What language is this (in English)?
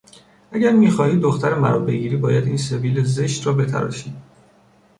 Persian